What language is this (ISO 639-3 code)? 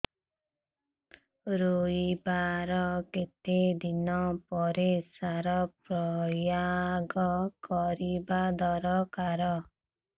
ori